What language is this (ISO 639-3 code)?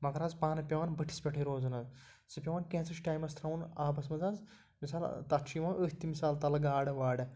kas